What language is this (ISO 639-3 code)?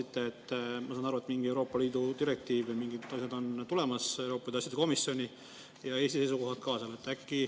est